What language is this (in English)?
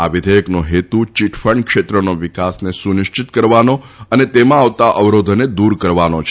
Gujarati